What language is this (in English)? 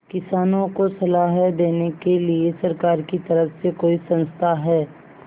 Hindi